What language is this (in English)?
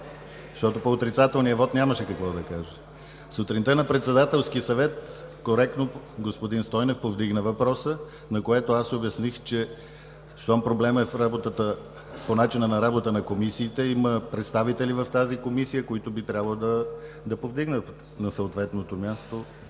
Bulgarian